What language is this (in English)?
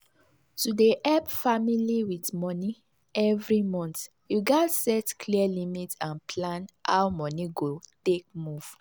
Nigerian Pidgin